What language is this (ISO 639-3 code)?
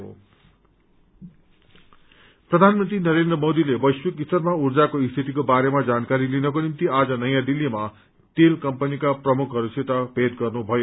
nep